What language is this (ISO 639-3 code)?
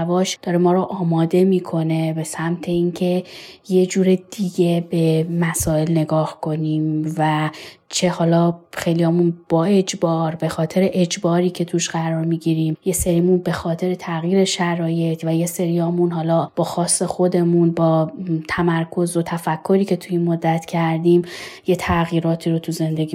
fas